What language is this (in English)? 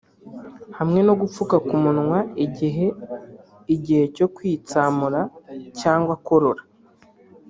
Kinyarwanda